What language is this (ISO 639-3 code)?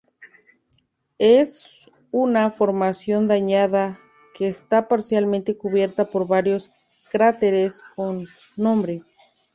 spa